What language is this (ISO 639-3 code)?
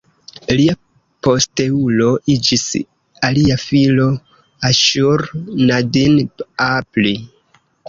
epo